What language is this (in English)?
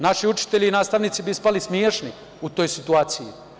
Serbian